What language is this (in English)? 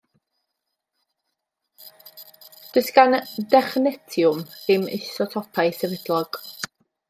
Welsh